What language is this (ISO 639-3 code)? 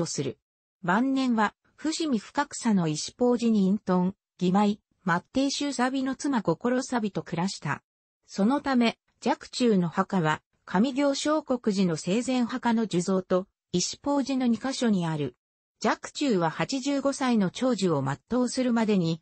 jpn